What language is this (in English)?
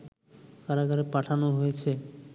Bangla